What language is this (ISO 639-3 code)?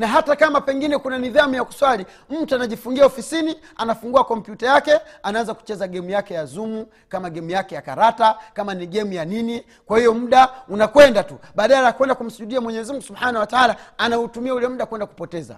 swa